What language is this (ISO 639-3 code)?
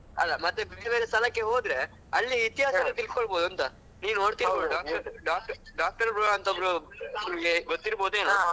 kan